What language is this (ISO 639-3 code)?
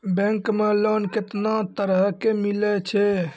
mai